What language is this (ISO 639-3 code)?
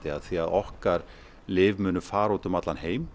isl